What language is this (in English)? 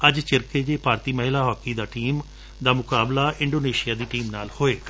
Punjabi